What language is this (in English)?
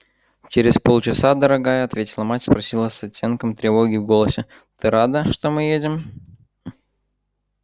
Russian